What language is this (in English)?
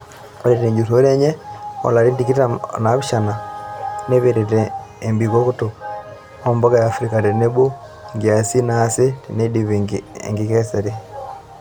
Masai